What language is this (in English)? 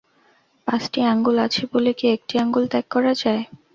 Bangla